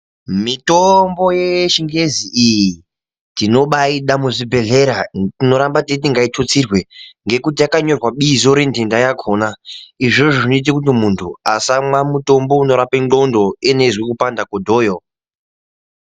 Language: Ndau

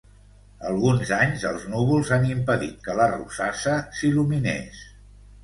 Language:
Catalan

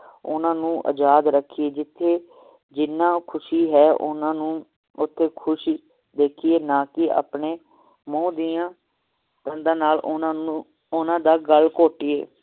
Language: Punjabi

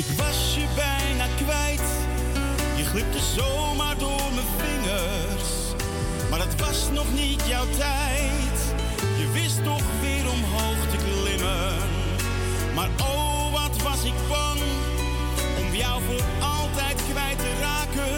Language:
Dutch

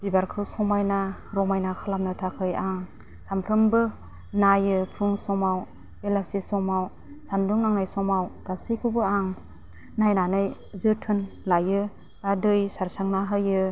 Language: Bodo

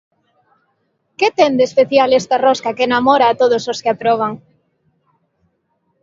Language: Galician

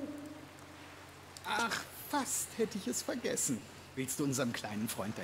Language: German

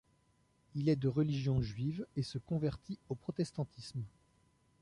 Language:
French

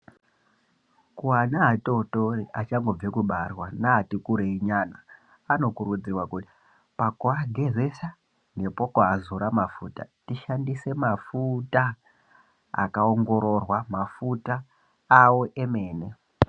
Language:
Ndau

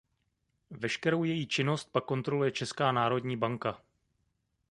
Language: Czech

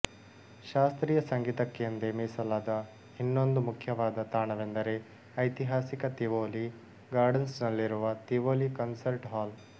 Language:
Kannada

